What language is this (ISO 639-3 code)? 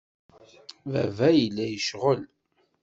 kab